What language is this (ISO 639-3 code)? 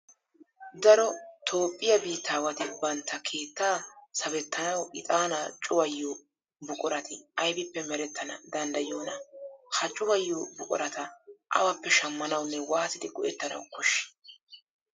wal